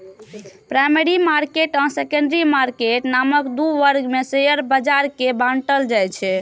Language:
Maithili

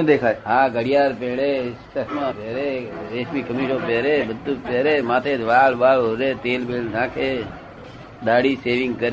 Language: Gujarati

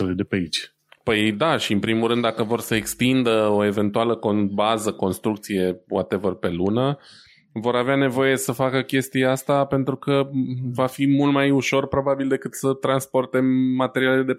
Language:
Romanian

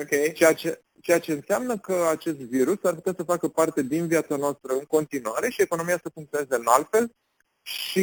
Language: Romanian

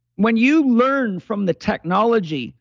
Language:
English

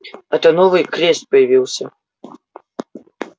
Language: Russian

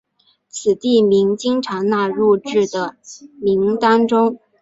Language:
Chinese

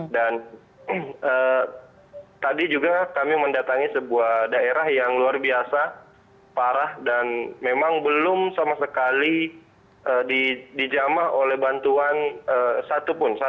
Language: Indonesian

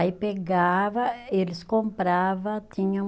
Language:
Portuguese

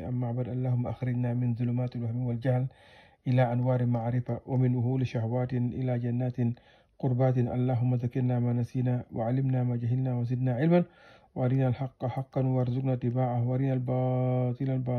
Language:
Arabic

